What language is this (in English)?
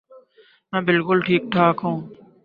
Urdu